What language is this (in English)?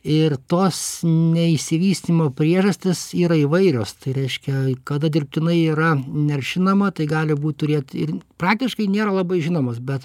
Lithuanian